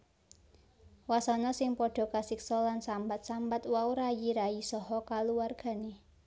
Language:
Javanese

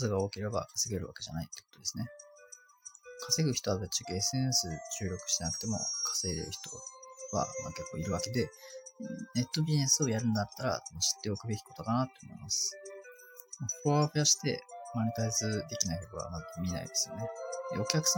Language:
Japanese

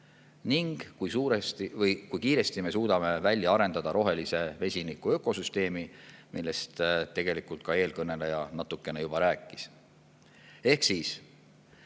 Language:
Estonian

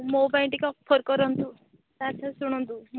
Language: Odia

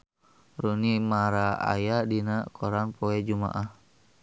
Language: Sundanese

